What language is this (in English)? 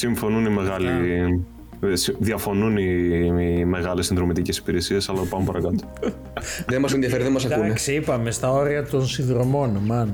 Greek